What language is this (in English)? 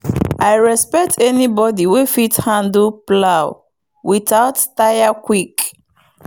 Nigerian Pidgin